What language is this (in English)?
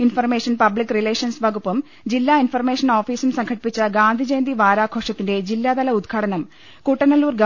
Malayalam